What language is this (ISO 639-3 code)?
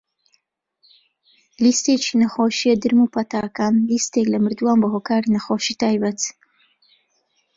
ckb